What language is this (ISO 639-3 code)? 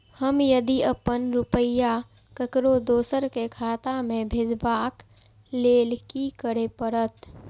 mai